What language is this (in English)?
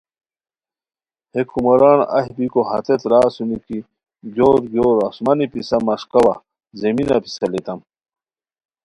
Khowar